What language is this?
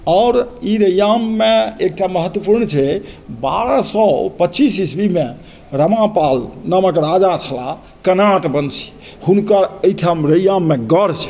Maithili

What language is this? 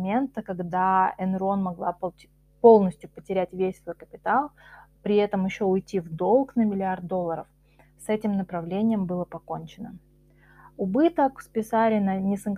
Russian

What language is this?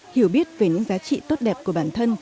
Vietnamese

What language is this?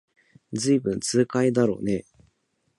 Japanese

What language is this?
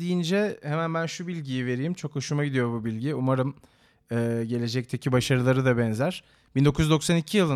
Turkish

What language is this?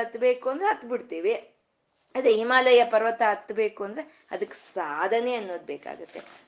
Kannada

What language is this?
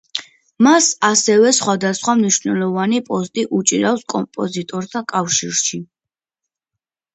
Georgian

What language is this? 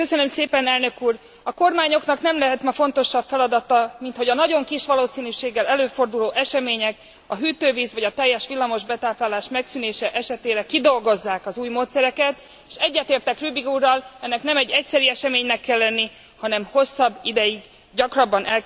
Hungarian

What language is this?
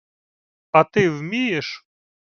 Ukrainian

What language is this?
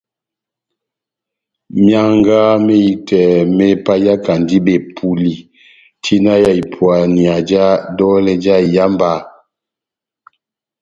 Batanga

